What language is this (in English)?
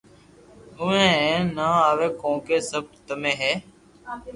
Loarki